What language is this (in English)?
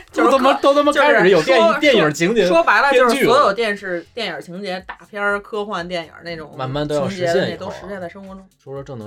Chinese